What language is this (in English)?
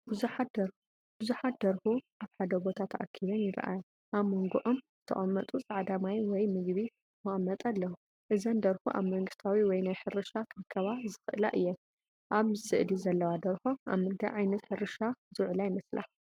Tigrinya